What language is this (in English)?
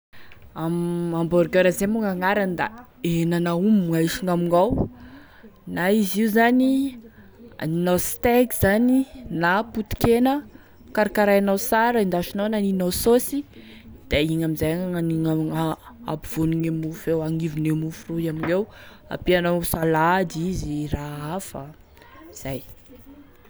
Tesaka Malagasy